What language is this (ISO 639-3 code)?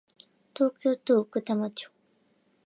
jpn